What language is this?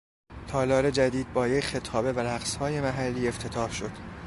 Persian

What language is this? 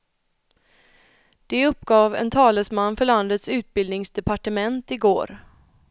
Swedish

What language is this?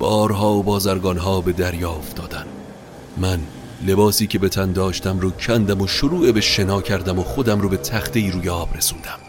Persian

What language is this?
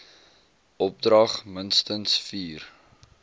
Afrikaans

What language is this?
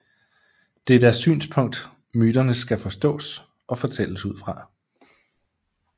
Danish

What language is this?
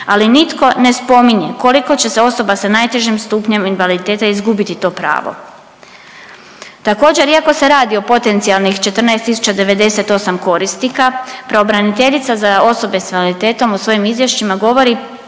Croatian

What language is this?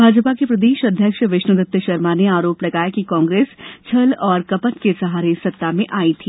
Hindi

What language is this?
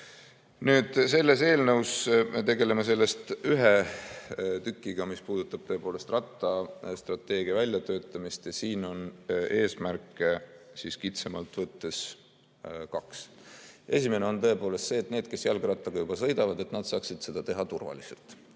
Estonian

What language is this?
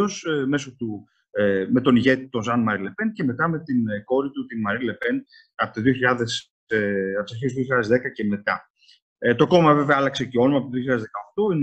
Greek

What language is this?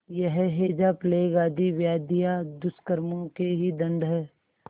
Hindi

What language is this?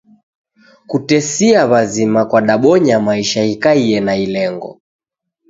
Taita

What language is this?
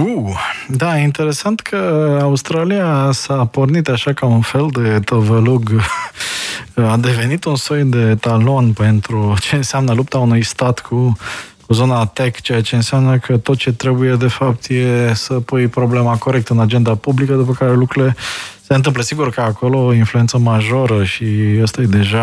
Romanian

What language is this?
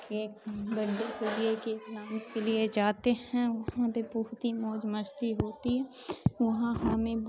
Urdu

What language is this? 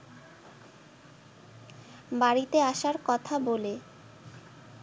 Bangla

